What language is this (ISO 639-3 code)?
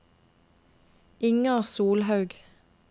nor